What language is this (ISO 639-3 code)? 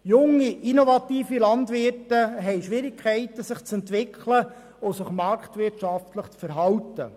gsw